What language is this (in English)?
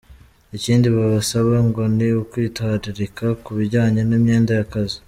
Kinyarwanda